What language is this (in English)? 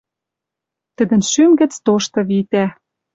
Western Mari